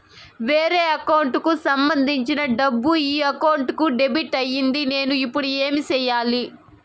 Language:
Telugu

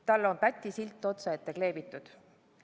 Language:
Estonian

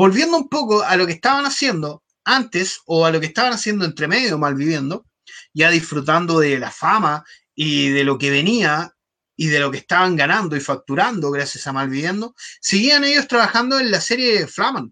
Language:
Spanish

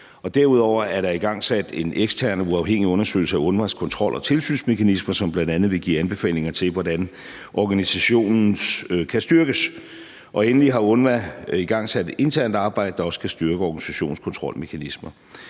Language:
Danish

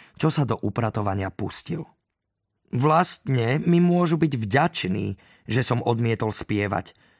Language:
Slovak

